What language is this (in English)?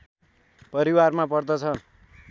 Nepali